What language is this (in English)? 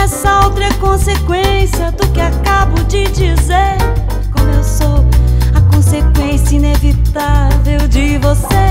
Bulgarian